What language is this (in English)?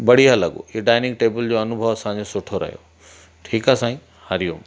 Sindhi